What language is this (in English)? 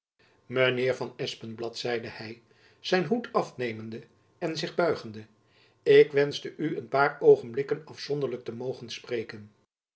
Dutch